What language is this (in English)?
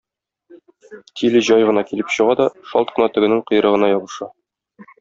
Tatar